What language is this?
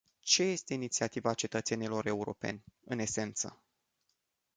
Romanian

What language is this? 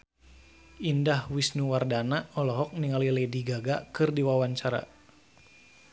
Sundanese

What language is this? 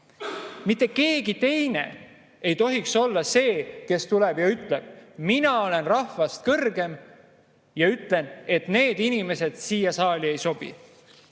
Estonian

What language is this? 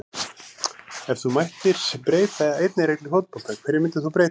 Icelandic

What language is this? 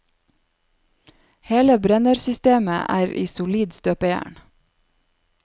Norwegian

